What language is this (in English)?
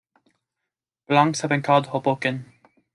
English